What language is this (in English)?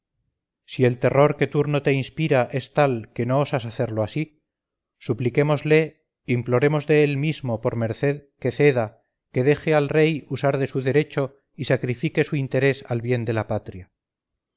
Spanish